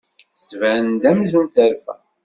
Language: Kabyle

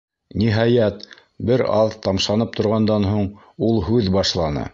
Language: Bashkir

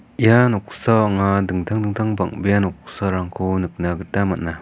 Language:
Garo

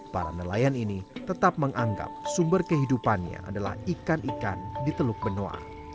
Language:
Indonesian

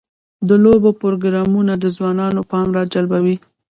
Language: Pashto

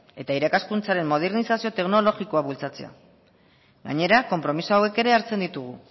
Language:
Basque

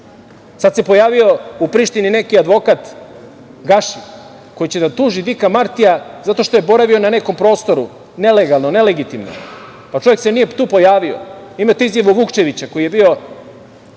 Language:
Serbian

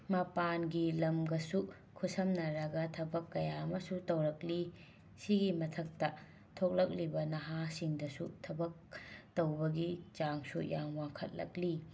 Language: Manipuri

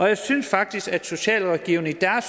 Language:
Danish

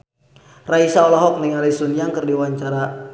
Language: Sundanese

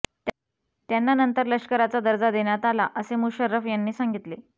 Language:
Marathi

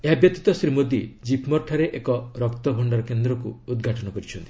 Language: Odia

